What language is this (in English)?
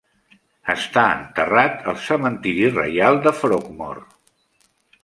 Catalan